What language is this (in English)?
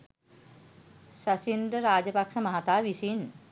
Sinhala